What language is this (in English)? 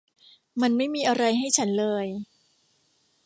Thai